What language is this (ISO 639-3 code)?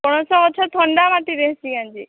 ori